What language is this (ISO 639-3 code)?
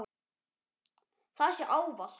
isl